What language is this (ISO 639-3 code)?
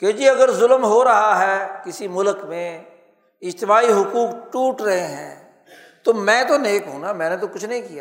urd